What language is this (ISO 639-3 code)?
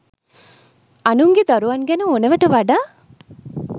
sin